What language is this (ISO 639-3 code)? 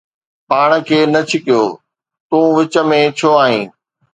snd